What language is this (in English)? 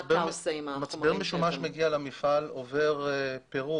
Hebrew